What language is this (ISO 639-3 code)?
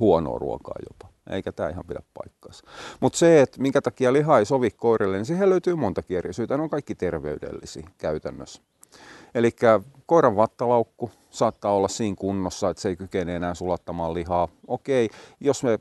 fin